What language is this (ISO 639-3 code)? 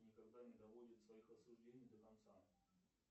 rus